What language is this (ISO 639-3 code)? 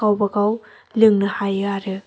brx